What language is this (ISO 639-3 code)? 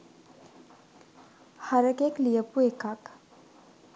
sin